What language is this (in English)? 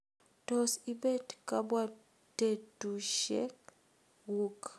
Kalenjin